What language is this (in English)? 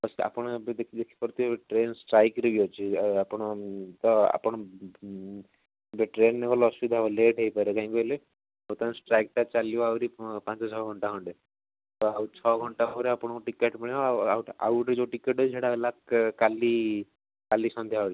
Odia